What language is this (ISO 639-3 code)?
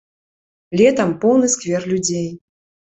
bel